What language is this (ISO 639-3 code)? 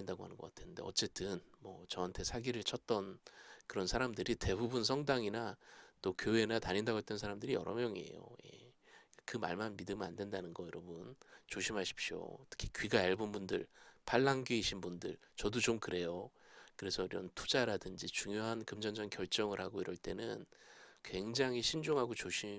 kor